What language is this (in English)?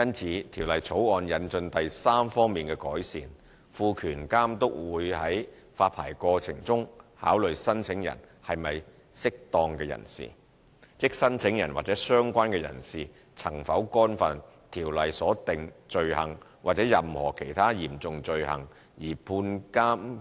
Cantonese